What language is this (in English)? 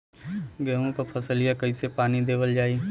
Bhojpuri